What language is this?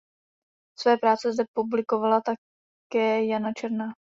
Czech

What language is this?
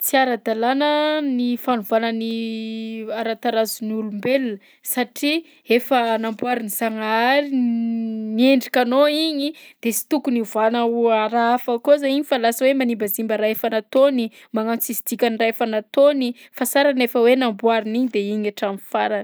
Southern Betsimisaraka Malagasy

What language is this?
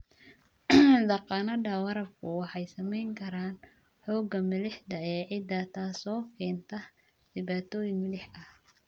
Somali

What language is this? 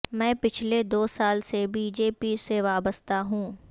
Urdu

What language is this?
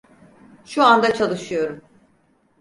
Turkish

